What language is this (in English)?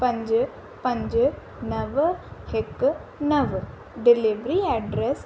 Sindhi